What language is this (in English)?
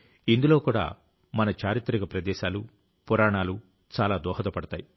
Telugu